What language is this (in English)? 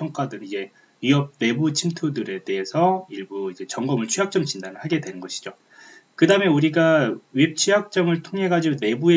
Korean